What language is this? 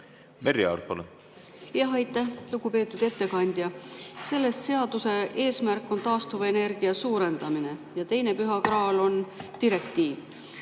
Estonian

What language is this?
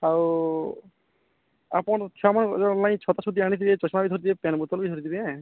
Odia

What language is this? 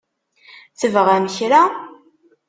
Kabyle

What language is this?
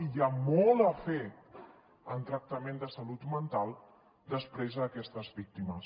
Catalan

